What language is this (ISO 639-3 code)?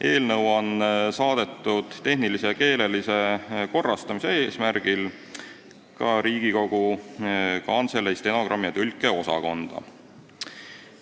est